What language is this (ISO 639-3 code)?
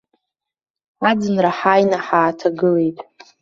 abk